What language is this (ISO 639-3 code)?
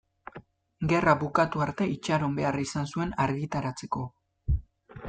eus